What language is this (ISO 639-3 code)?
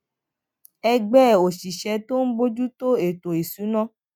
yor